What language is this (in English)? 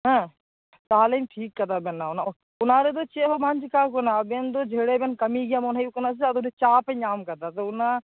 Santali